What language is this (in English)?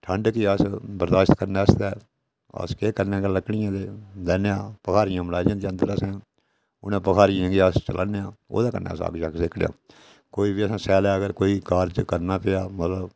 Dogri